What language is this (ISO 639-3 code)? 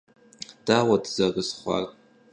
kbd